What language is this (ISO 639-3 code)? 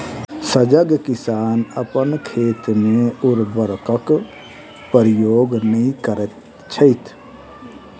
mai